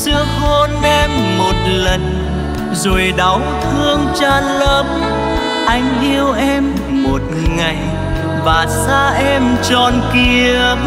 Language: Vietnamese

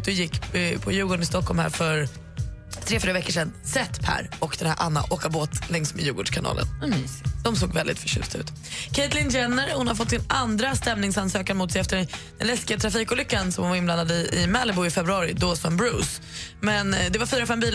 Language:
Swedish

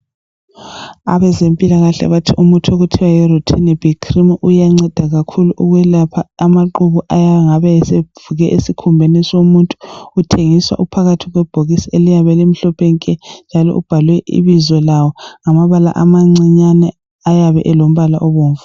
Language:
North Ndebele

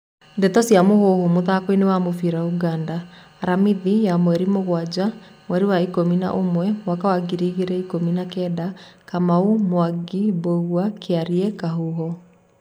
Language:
Kikuyu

